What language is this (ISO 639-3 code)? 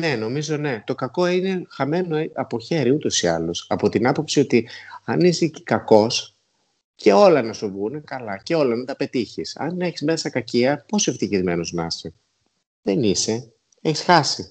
ell